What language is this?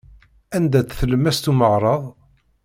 Kabyle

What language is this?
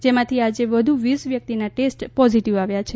Gujarati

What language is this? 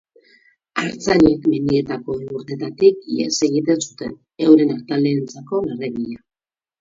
Basque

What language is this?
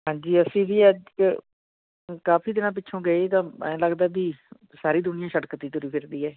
Punjabi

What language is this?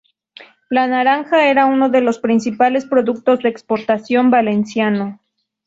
Spanish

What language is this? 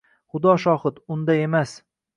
Uzbek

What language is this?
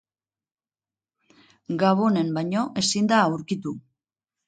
Basque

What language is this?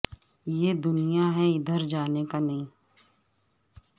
Urdu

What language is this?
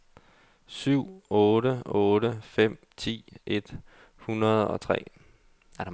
Danish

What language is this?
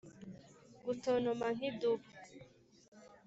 Kinyarwanda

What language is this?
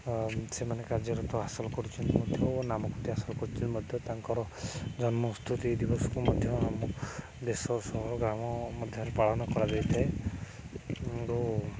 Odia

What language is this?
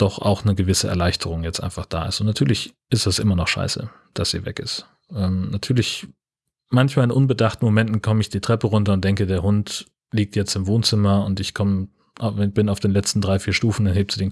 German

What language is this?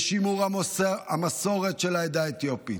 Hebrew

